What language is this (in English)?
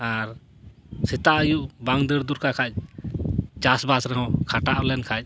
Santali